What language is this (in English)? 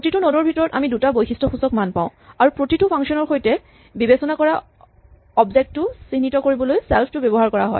Assamese